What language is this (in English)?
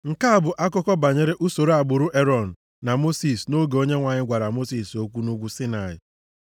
Igbo